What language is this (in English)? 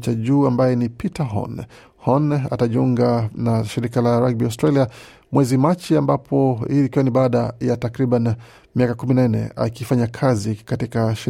Swahili